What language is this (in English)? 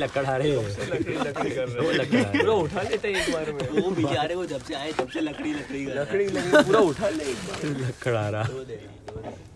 Gujarati